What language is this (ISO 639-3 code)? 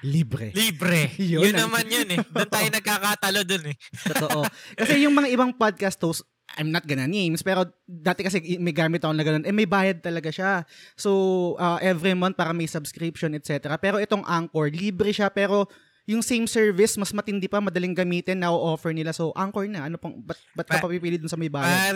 fil